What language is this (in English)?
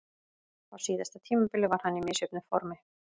Icelandic